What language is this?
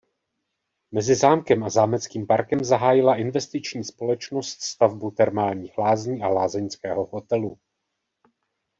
Czech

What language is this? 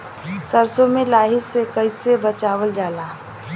Bhojpuri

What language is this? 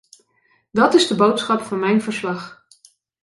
Dutch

